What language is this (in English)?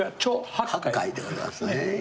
Japanese